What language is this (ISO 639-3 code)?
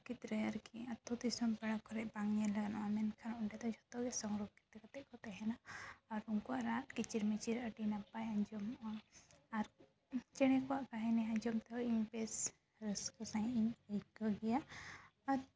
sat